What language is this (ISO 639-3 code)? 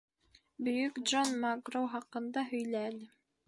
bak